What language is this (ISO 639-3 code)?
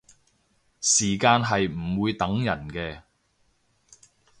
yue